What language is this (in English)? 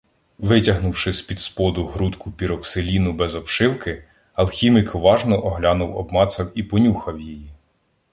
Ukrainian